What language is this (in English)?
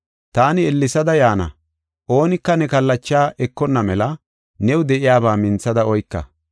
Gofa